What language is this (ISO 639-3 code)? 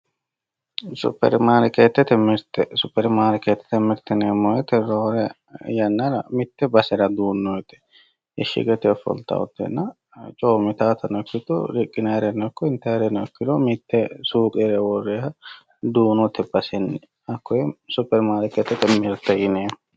sid